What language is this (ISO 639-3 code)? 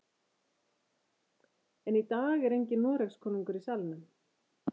isl